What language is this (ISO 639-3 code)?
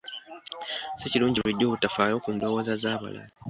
lug